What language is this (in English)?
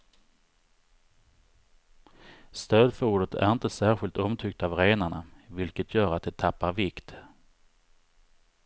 Swedish